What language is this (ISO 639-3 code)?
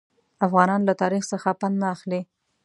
pus